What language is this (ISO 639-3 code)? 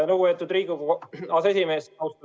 est